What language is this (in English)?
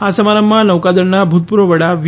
Gujarati